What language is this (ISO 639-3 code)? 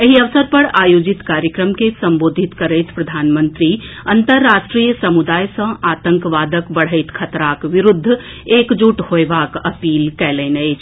mai